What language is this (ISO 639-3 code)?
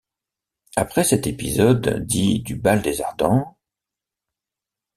fra